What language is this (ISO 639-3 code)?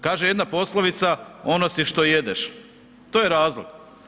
hrv